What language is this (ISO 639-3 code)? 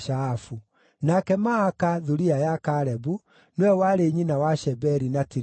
kik